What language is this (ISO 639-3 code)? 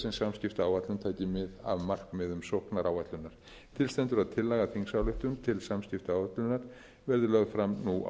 isl